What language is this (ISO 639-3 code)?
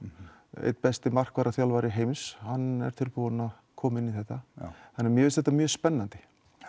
isl